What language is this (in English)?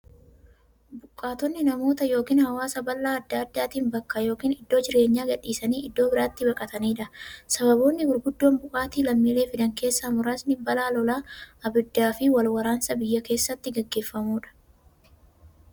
Oromo